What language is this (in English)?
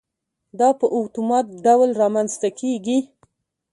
Pashto